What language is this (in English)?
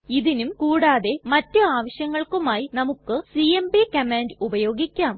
Malayalam